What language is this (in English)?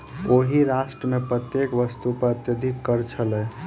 Maithili